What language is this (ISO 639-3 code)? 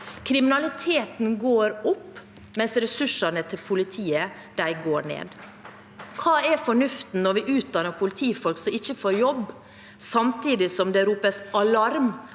nor